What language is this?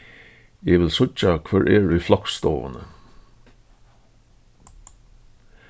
Faroese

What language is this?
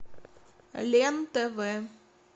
Russian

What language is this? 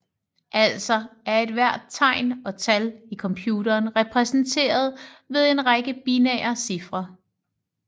Danish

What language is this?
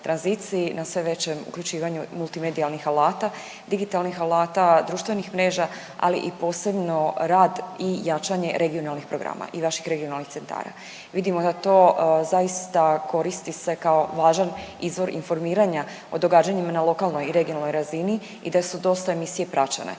Croatian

